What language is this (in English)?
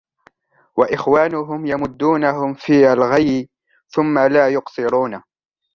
Arabic